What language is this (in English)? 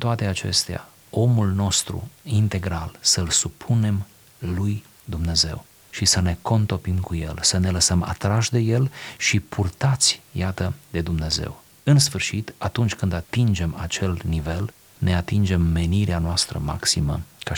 Romanian